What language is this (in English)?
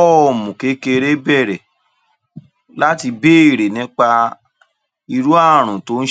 Yoruba